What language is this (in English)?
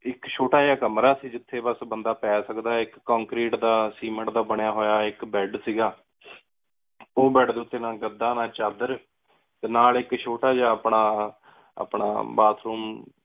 Punjabi